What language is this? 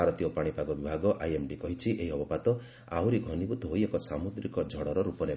Odia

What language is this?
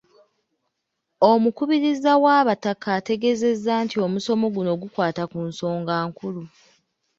Ganda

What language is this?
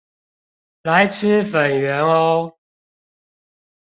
Chinese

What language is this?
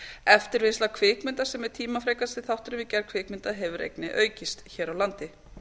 Icelandic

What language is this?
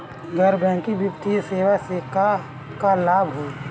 Bhojpuri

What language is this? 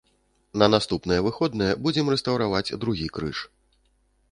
Belarusian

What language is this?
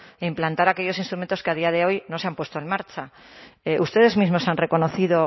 Spanish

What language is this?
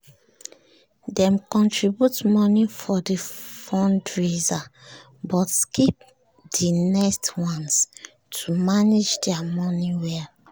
Nigerian Pidgin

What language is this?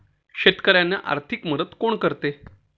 Marathi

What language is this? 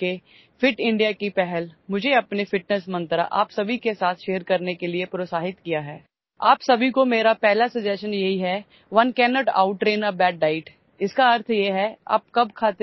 Punjabi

